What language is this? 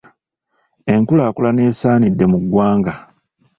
Ganda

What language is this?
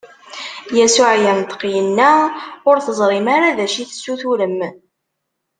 Kabyle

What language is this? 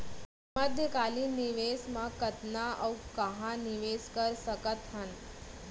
Chhattisgarhi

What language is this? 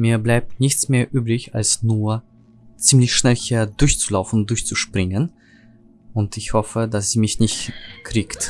German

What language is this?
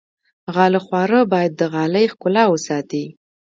Pashto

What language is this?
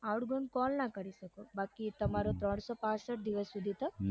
Gujarati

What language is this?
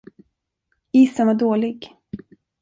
Swedish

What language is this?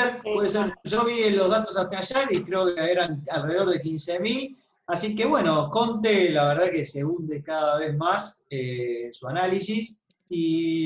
Spanish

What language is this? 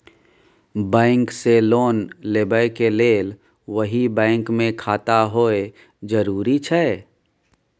Maithili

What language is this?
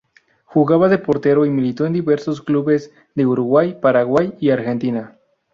Spanish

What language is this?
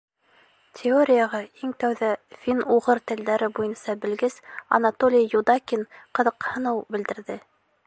Bashkir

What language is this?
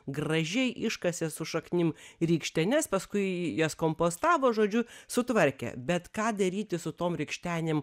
Lithuanian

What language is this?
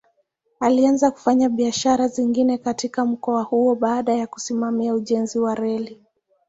Swahili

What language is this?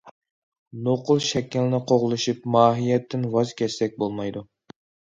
Uyghur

